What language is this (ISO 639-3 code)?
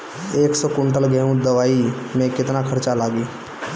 bho